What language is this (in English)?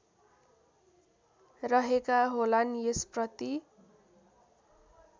Nepali